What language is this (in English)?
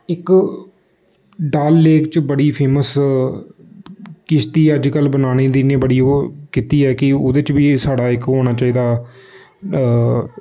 Dogri